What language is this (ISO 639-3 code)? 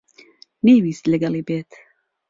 ckb